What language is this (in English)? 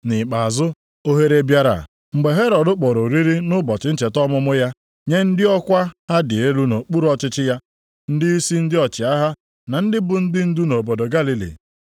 Igbo